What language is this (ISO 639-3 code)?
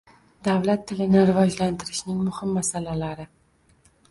uzb